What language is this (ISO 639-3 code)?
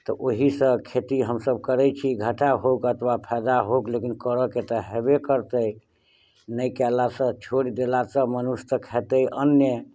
mai